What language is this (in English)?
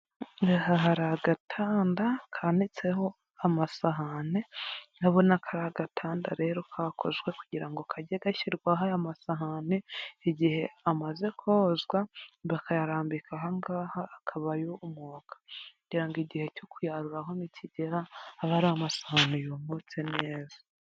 Kinyarwanda